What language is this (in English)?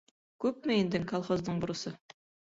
Bashkir